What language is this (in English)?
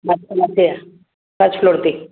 Sindhi